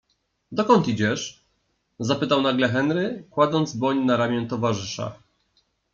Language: Polish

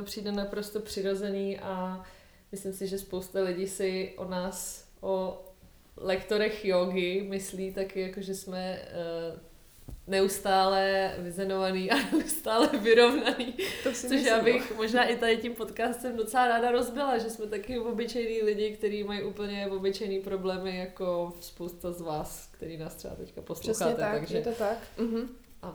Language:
Czech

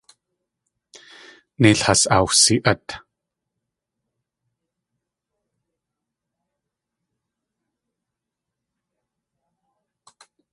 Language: Tlingit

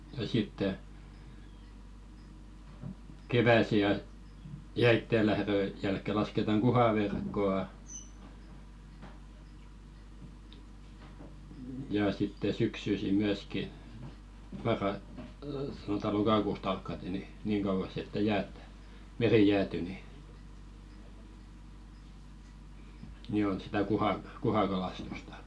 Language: Finnish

